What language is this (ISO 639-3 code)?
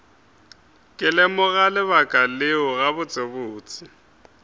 nso